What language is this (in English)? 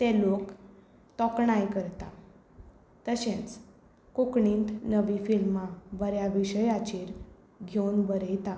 Konkani